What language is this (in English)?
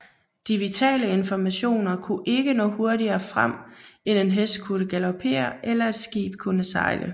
Danish